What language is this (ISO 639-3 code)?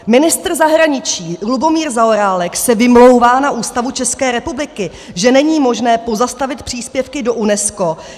ces